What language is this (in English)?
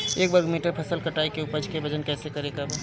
Bhojpuri